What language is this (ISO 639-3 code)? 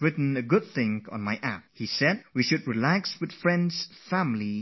eng